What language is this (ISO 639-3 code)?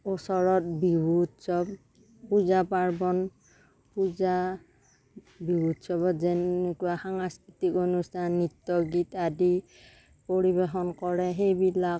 asm